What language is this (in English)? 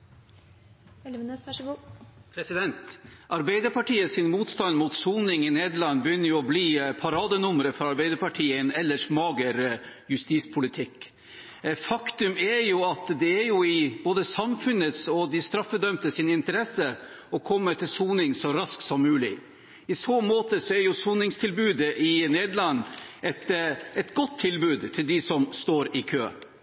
Norwegian Bokmål